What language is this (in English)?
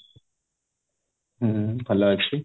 Odia